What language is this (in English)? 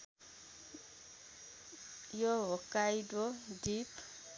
Nepali